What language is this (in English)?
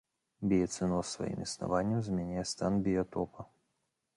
Belarusian